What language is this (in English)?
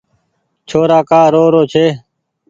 Goaria